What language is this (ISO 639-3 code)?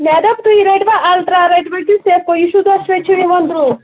kas